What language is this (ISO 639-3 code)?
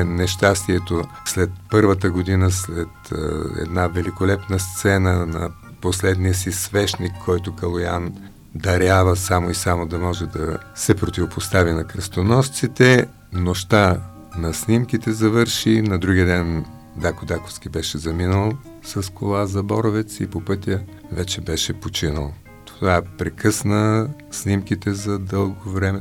bul